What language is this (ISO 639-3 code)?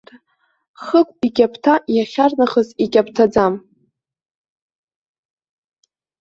abk